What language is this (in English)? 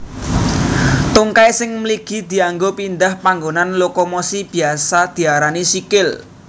Javanese